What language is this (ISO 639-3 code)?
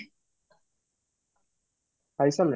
ori